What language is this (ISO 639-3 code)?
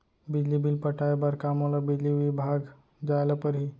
hne